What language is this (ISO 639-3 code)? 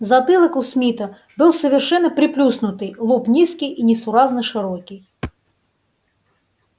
rus